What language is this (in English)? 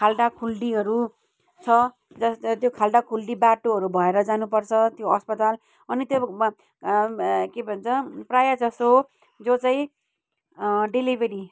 Nepali